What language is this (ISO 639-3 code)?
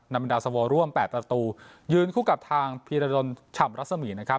tha